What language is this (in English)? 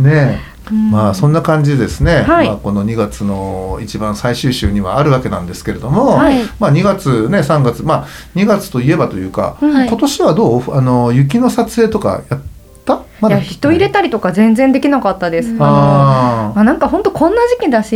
Japanese